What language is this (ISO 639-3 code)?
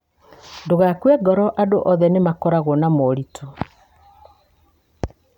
kik